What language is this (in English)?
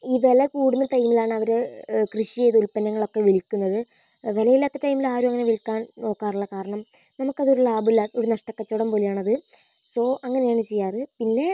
Malayalam